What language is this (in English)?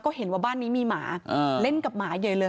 Thai